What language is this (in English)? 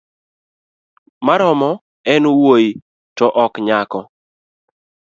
Luo (Kenya and Tanzania)